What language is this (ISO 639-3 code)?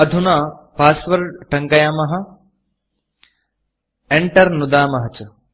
san